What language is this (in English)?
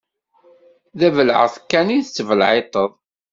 Kabyle